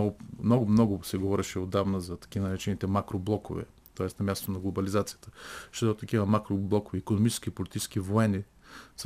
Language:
Bulgarian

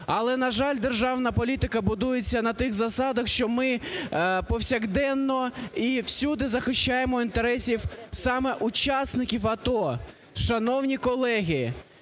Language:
Ukrainian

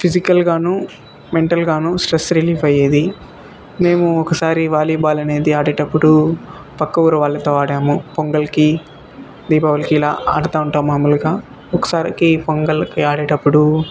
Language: Telugu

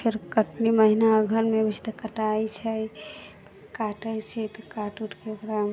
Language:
Maithili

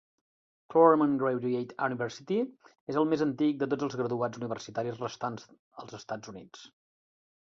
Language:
Catalan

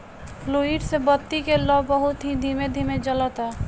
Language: Bhojpuri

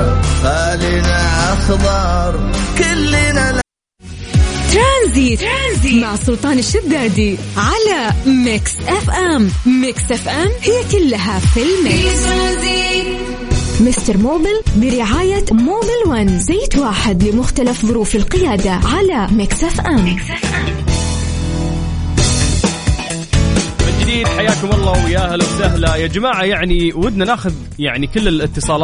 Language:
Arabic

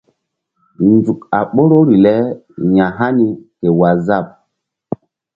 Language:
Mbum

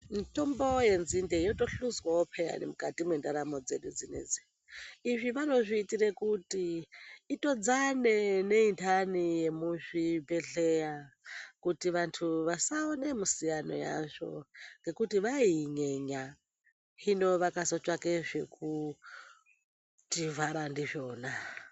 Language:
Ndau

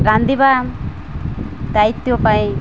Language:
Odia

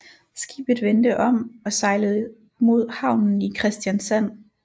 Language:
Danish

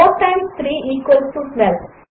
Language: Telugu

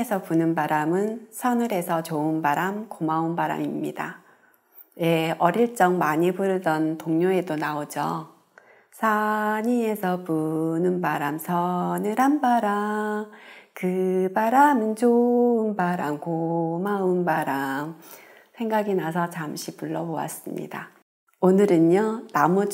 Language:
Korean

